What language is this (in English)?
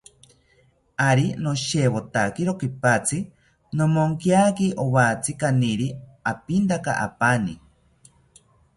South Ucayali Ashéninka